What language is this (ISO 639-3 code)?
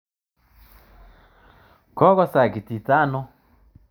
kln